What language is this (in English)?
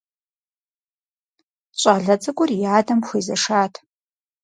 Kabardian